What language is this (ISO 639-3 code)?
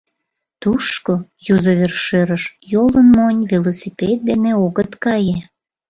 chm